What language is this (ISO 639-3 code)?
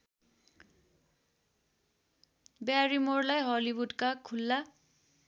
nep